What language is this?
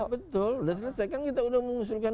Indonesian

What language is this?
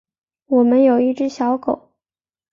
Chinese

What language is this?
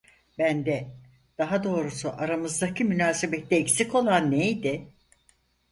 Turkish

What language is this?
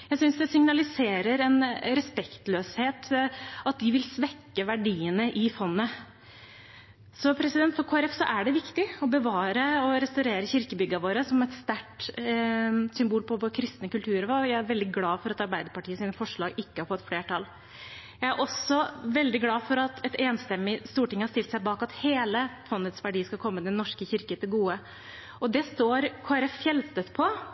Norwegian Bokmål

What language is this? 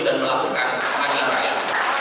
Indonesian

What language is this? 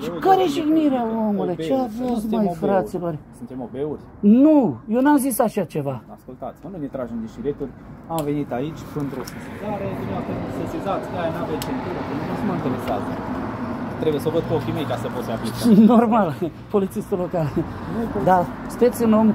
Romanian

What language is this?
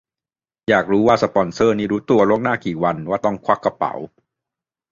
Thai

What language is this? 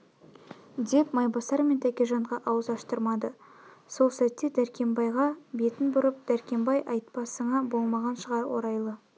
Kazakh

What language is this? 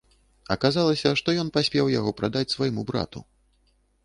Belarusian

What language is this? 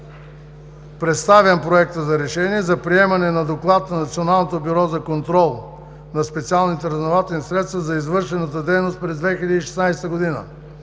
Bulgarian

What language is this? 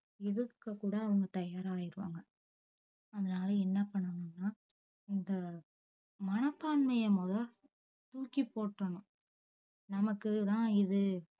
Tamil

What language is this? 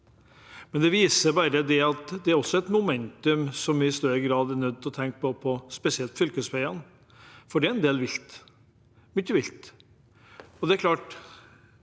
Norwegian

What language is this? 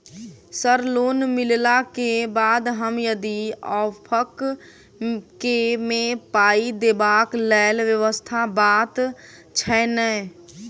Maithili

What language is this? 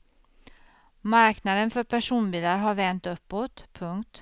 Swedish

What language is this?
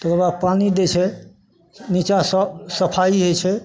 Maithili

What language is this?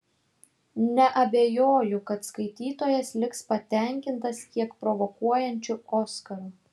Lithuanian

